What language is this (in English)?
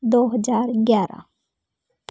Hindi